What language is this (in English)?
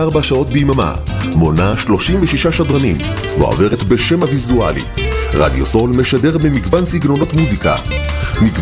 Hebrew